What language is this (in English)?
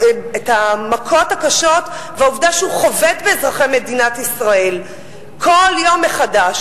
Hebrew